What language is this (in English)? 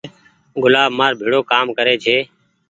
Goaria